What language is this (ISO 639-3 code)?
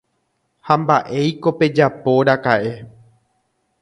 grn